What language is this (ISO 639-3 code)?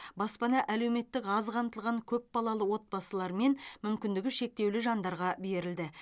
kaz